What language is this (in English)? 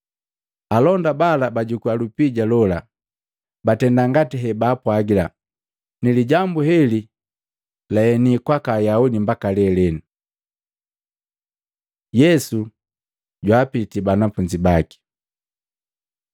Matengo